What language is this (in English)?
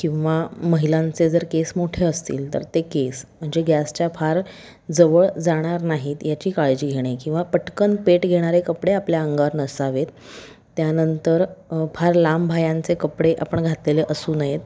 Marathi